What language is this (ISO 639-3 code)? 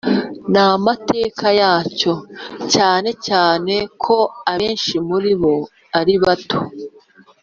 kin